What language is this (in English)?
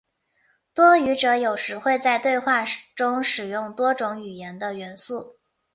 Chinese